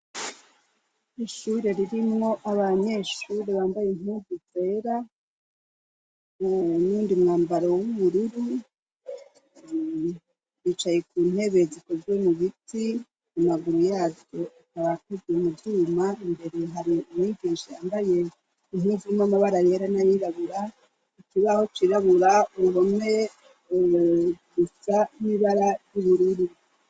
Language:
Rundi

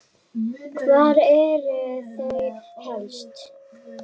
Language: Icelandic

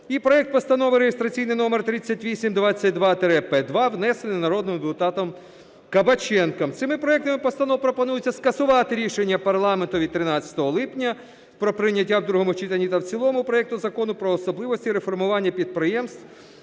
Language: Ukrainian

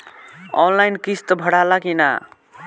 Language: Bhojpuri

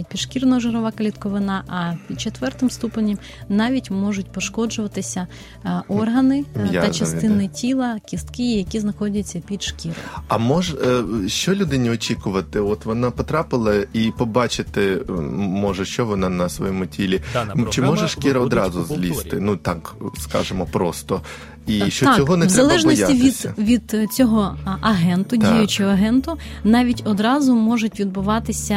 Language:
Ukrainian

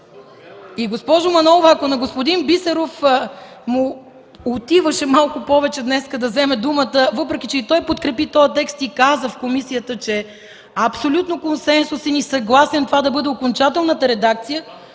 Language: Bulgarian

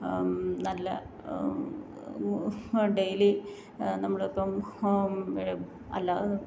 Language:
Malayalam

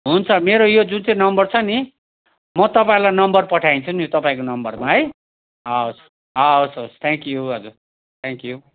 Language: Nepali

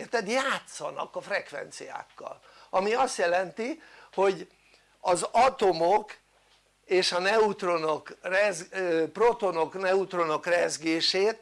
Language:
Hungarian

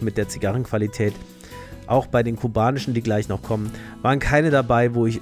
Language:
German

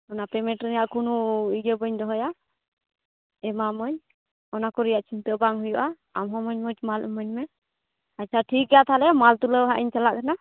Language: Santali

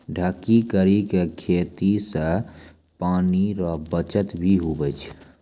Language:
Maithili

